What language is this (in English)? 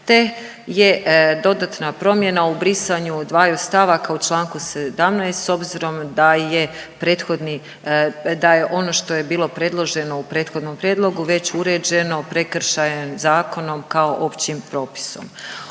Croatian